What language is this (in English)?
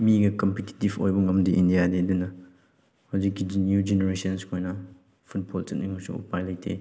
Manipuri